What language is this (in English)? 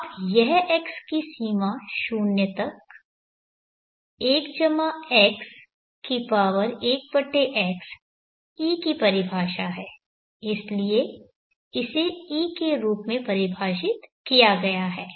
Hindi